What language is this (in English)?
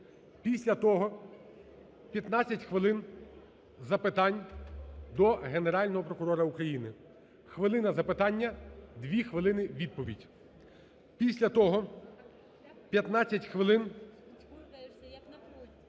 Ukrainian